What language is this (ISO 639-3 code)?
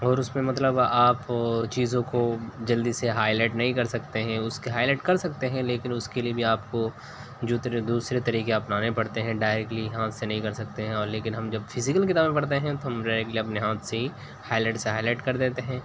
urd